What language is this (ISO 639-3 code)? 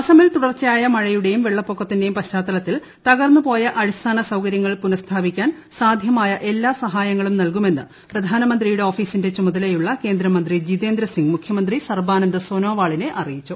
mal